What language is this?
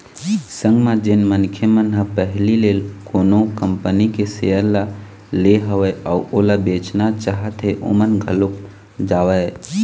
Chhattisgarhi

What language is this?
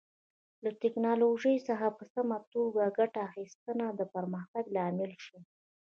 Pashto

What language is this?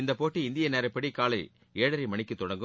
Tamil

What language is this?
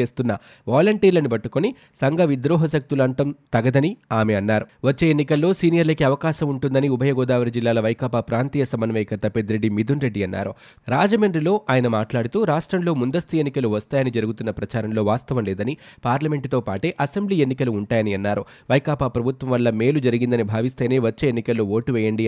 Telugu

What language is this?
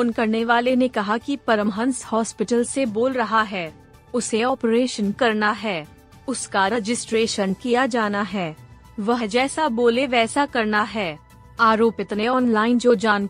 Hindi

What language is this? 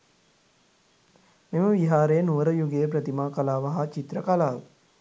Sinhala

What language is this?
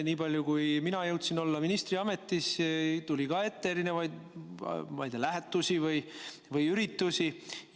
Estonian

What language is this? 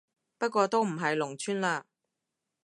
Cantonese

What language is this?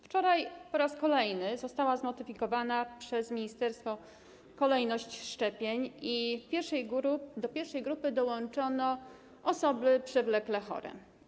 Polish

